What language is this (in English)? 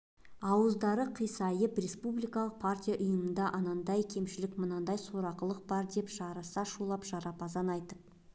Kazakh